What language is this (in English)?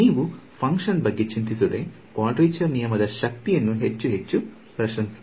Kannada